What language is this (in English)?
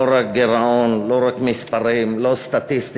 Hebrew